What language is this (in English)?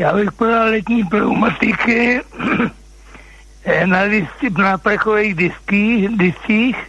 Czech